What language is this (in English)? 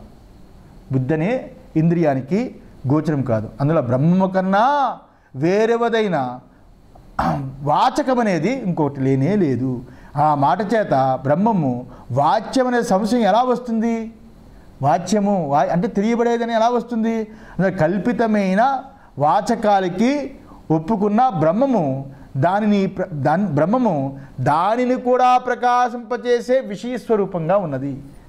Russian